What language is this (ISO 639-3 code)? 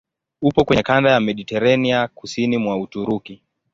swa